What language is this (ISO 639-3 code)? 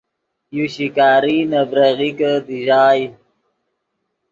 ydg